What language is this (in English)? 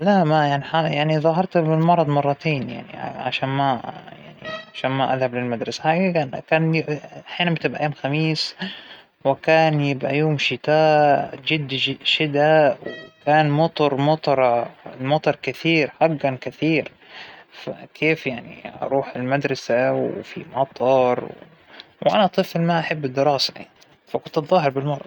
Hijazi Arabic